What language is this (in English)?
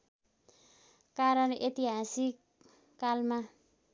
Nepali